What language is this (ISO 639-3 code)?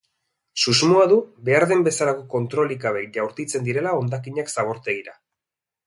eus